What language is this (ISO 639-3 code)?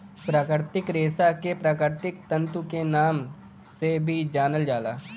bho